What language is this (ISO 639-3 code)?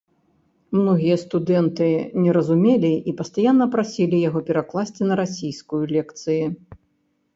bel